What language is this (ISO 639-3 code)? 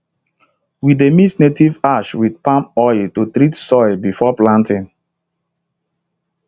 pcm